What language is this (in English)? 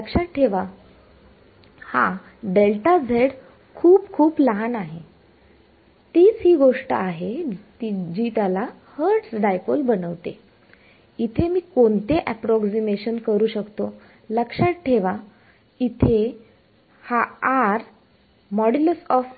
Marathi